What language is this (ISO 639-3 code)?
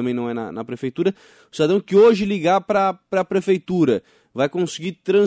por